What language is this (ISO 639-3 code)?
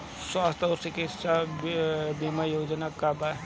bho